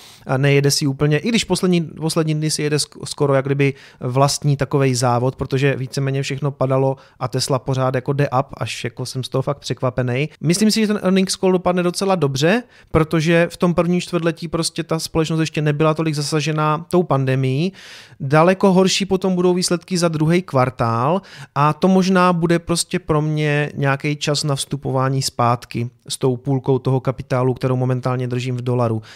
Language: Czech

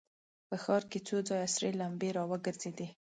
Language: Pashto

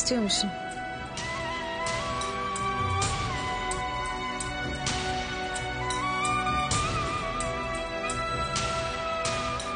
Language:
Turkish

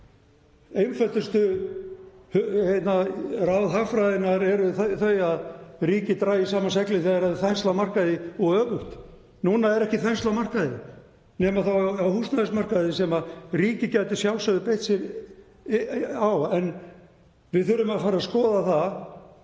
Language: Icelandic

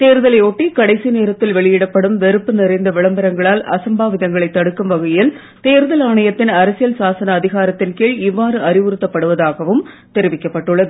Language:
Tamil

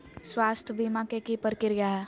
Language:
Magahi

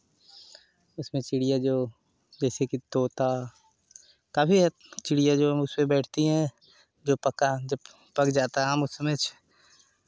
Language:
Hindi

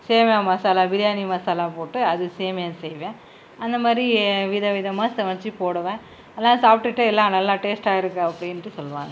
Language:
Tamil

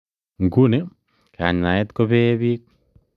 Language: Kalenjin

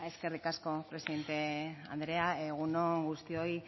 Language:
Basque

